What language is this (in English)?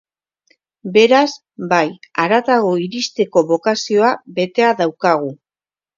Basque